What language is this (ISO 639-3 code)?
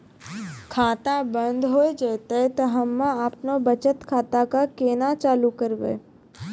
mai